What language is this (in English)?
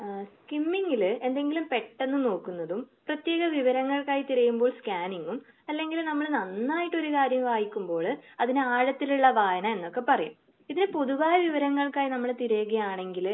Malayalam